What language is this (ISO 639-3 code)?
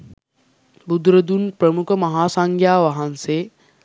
sin